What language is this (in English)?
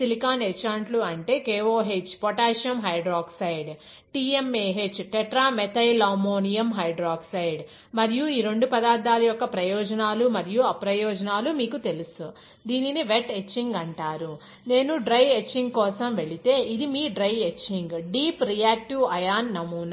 Telugu